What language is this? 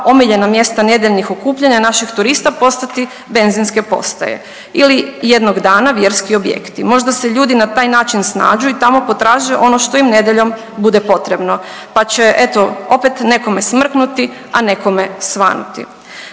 Croatian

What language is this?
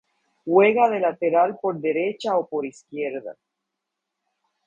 Spanish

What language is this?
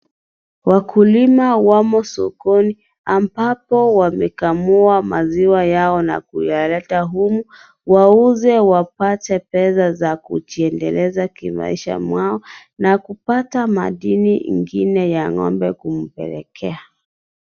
Swahili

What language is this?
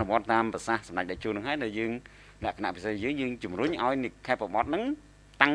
Vietnamese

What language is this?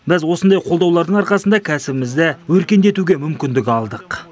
Kazakh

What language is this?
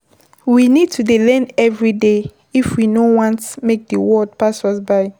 Nigerian Pidgin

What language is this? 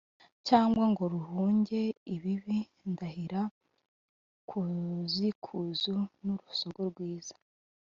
Kinyarwanda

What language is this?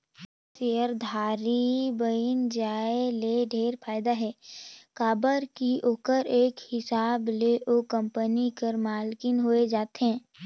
Chhattisgarhi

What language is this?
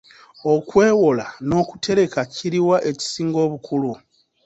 Ganda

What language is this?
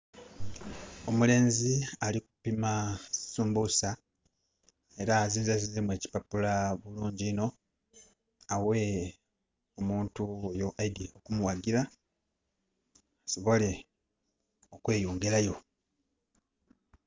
Soga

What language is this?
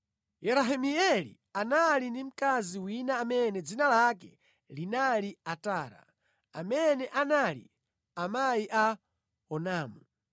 Nyanja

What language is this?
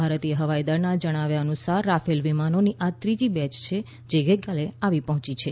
Gujarati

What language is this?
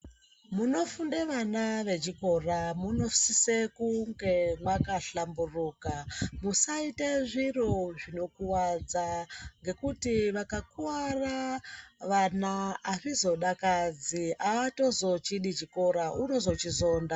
Ndau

